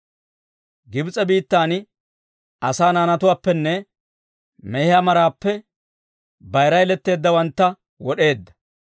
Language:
Dawro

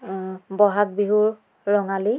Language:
Assamese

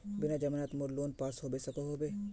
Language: Magahi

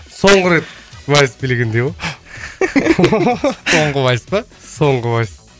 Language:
Kazakh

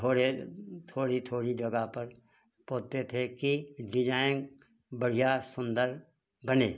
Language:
Hindi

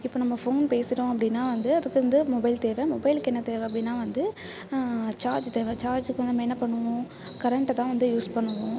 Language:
Tamil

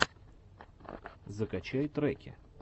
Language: Russian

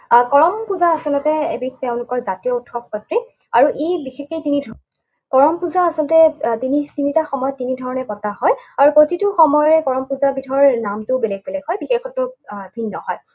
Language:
Assamese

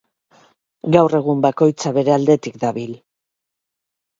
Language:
Basque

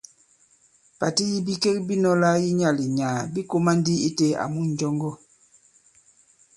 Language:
Bankon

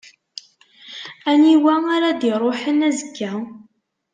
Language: Kabyle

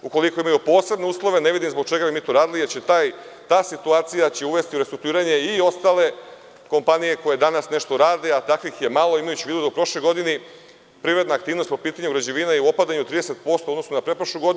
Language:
Serbian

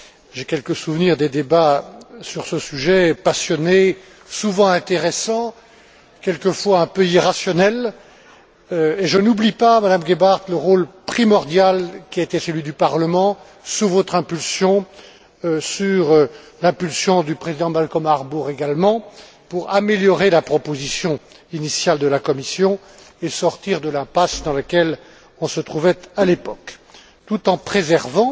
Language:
French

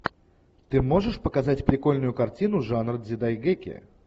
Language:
Russian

